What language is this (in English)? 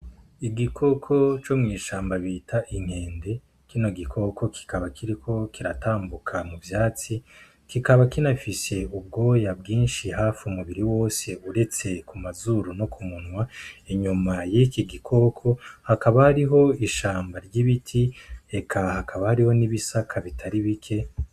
Rundi